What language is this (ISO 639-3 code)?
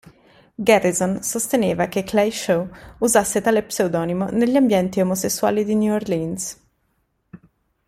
ita